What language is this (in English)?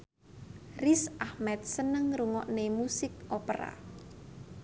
Javanese